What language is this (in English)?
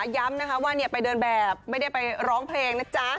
Thai